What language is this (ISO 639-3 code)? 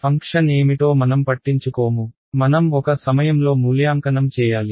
tel